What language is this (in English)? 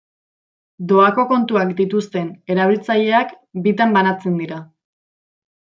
Basque